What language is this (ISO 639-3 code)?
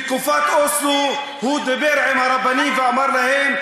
heb